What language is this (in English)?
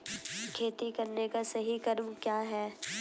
Hindi